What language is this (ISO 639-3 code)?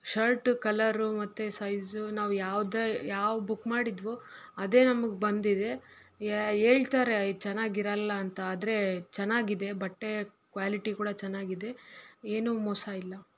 kan